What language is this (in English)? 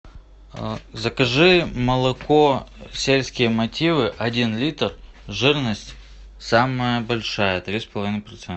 Russian